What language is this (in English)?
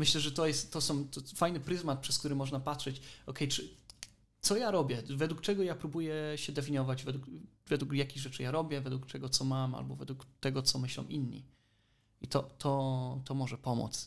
Polish